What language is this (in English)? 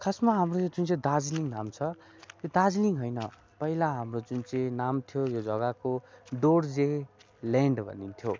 Nepali